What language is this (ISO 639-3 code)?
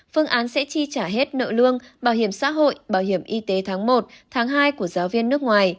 vie